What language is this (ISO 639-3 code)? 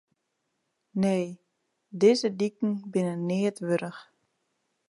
fry